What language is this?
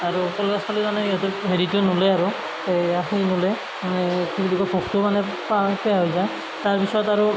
Assamese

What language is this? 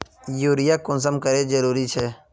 Magahi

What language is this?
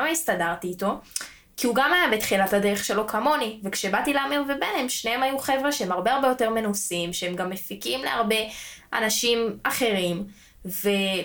Hebrew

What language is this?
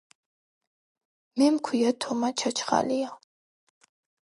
Georgian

